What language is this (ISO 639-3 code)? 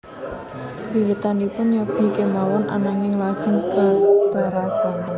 jav